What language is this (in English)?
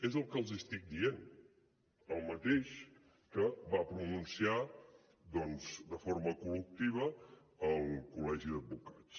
Catalan